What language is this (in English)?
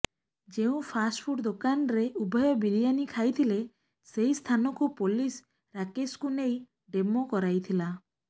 Odia